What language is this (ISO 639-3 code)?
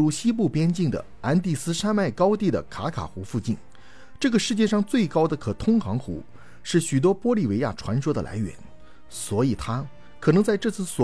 zho